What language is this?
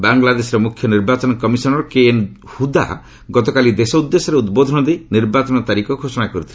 Odia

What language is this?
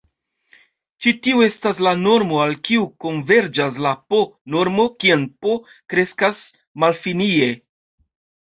Esperanto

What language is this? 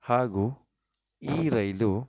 Kannada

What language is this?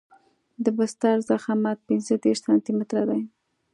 Pashto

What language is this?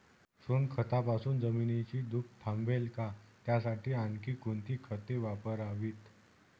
Marathi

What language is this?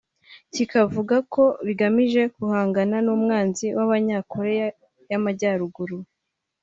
Kinyarwanda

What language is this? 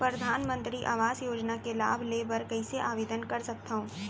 Chhattisgarhi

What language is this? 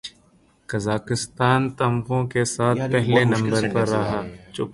Urdu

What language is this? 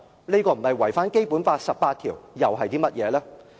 Cantonese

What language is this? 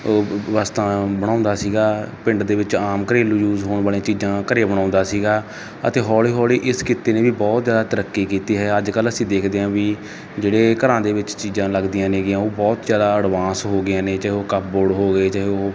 Punjabi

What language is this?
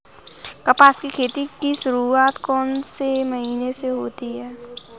Hindi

